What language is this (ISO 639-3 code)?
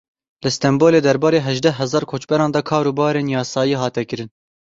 kur